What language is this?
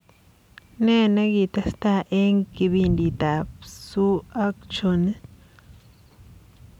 Kalenjin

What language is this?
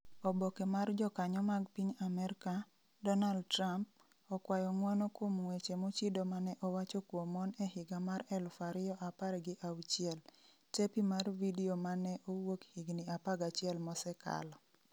Luo (Kenya and Tanzania)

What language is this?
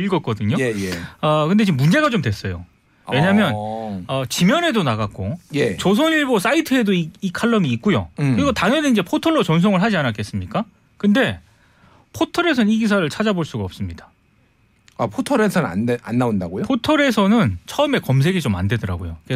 Korean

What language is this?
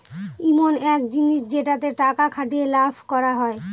Bangla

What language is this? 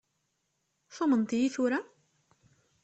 Kabyle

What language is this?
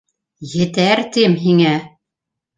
Bashkir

